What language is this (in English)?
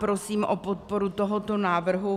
Czech